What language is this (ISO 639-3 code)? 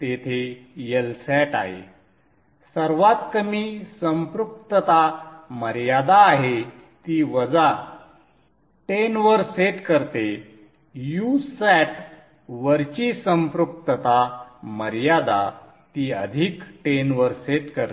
mar